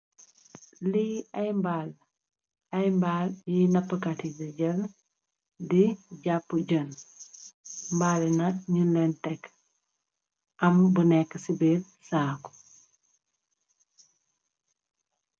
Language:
Wolof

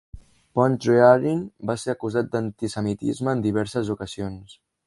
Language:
Catalan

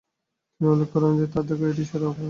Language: Bangla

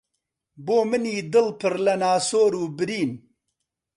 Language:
Central Kurdish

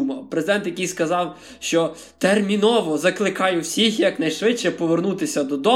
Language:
Ukrainian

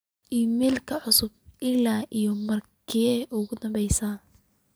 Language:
Somali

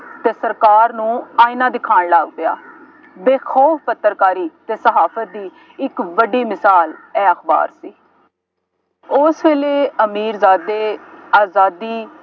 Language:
Punjabi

